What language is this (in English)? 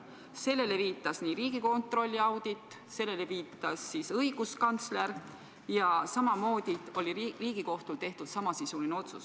Estonian